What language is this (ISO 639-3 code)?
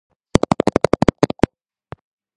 kat